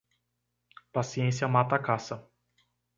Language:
Portuguese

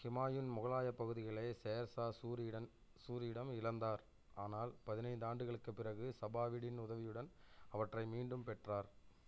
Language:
Tamil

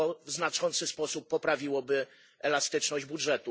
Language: Polish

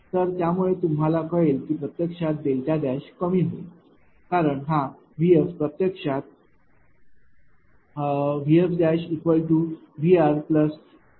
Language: Marathi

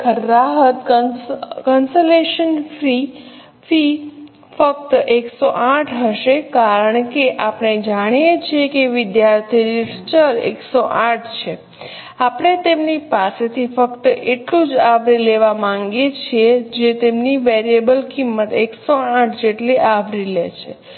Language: Gujarati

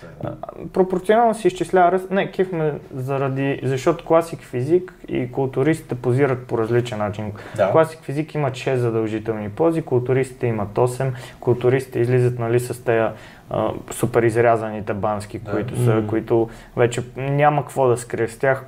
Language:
Bulgarian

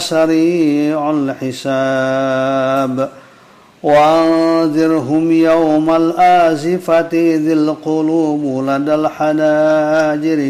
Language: Indonesian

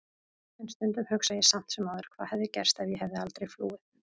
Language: Icelandic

